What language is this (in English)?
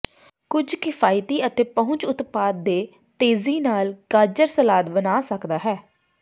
Punjabi